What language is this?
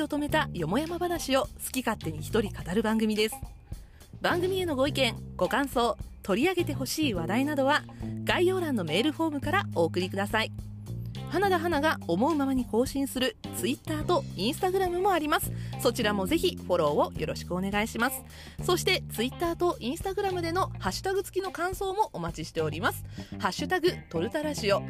Japanese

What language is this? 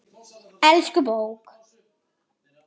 Icelandic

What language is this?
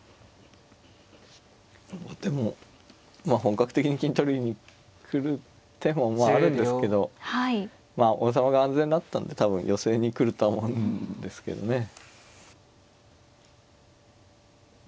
Japanese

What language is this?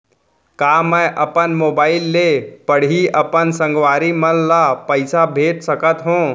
Chhattisgarhi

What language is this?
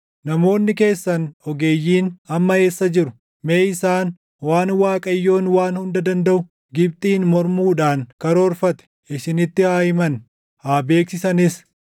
Oromo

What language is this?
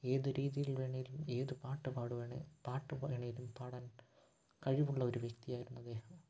Malayalam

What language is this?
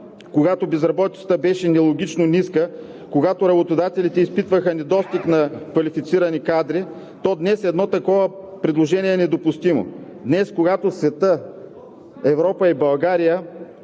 Bulgarian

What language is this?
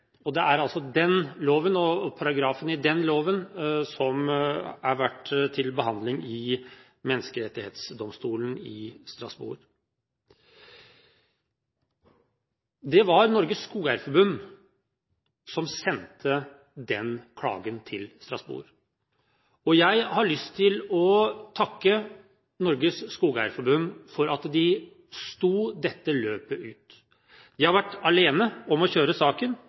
Norwegian Bokmål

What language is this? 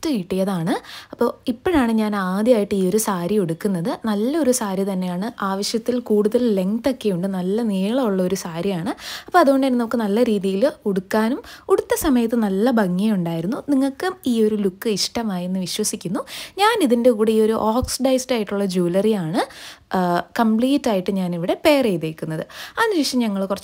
Malayalam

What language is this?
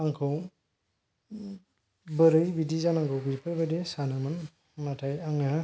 Bodo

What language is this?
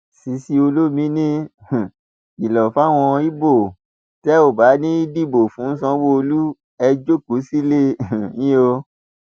Yoruba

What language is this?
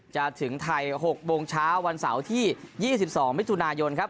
Thai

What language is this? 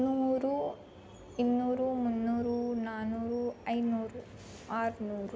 Kannada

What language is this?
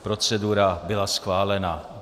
Czech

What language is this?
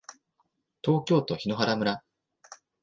Japanese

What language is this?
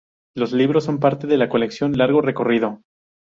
Spanish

